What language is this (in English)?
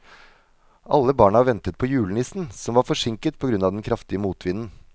Norwegian